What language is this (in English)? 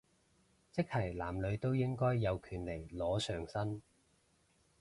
Cantonese